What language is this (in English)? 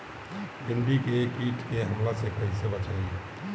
Bhojpuri